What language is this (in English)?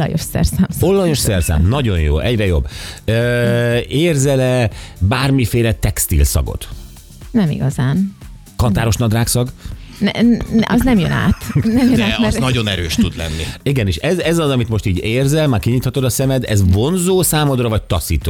Hungarian